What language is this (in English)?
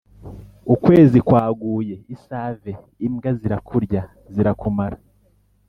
Kinyarwanda